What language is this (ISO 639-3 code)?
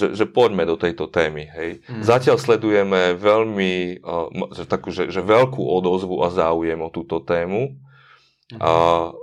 slk